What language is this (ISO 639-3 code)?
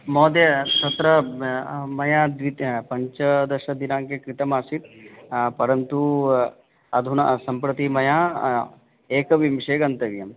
san